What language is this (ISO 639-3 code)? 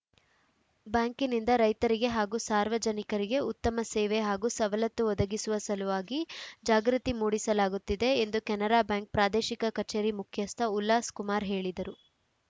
kan